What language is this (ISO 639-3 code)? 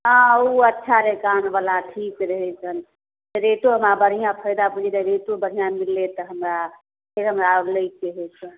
mai